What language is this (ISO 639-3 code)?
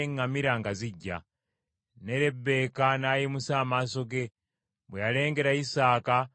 lug